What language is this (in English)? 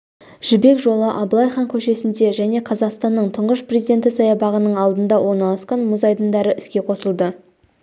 Kazakh